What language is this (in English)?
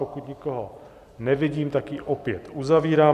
Czech